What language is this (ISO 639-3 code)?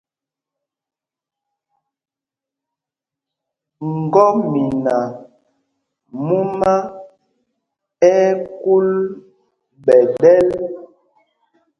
mgg